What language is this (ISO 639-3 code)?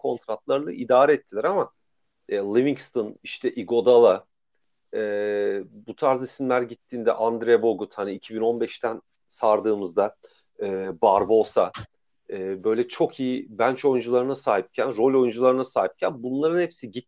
tur